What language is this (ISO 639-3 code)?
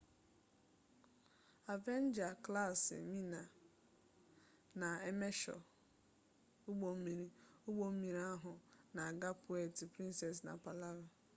ibo